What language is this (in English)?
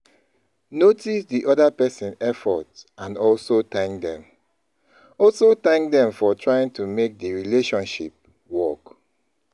Nigerian Pidgin